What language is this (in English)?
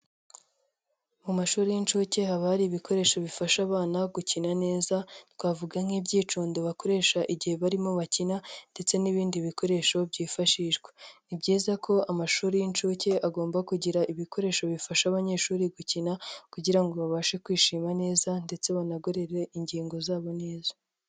Kinyarwanda